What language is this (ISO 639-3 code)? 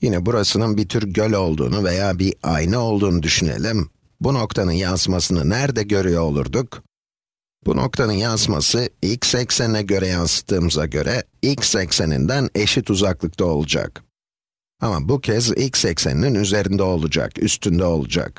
tur